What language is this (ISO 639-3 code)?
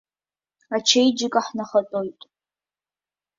abk